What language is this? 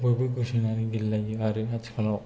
Bodo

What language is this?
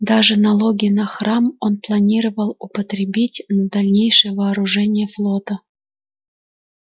Russian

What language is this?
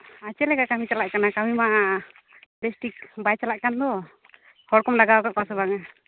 Santali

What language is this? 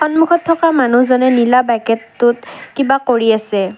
Assamese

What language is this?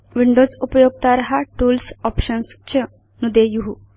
Sanskrit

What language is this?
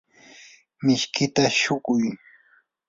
Yanahuanca Pasco Quechua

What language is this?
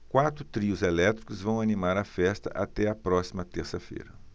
Portuguese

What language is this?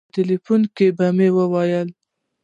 Pashto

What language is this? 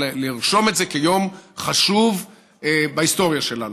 Hebrew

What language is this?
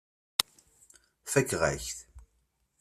Kabyle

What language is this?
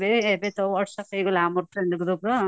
Odia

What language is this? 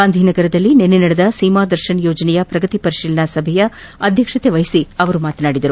Kannada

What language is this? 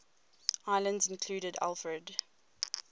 English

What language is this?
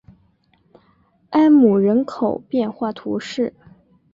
Chinese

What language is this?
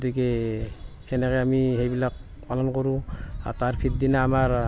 Assamese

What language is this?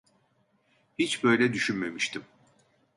Turkish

